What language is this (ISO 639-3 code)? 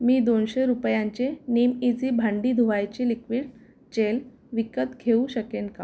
mar